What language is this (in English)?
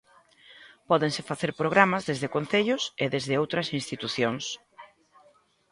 Galician